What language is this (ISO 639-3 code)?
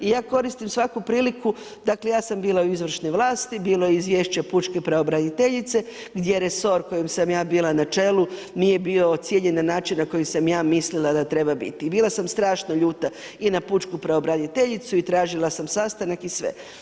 hrv